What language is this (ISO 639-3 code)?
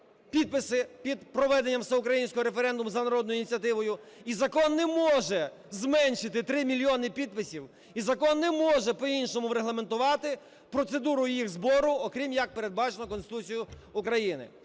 ukr